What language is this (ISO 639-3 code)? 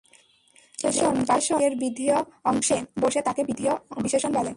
ben